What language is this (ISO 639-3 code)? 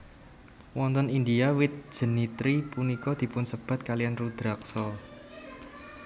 jav